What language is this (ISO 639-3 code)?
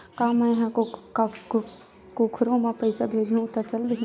hne